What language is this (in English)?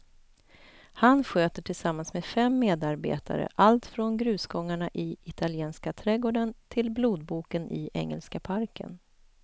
Swedish